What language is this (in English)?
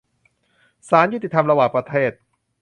Thai